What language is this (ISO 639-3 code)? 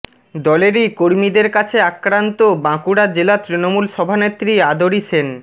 ben